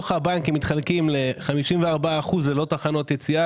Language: Hebrew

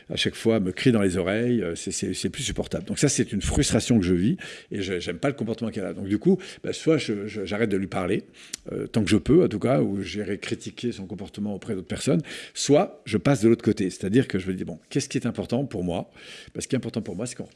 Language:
French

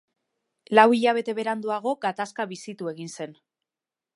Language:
Basque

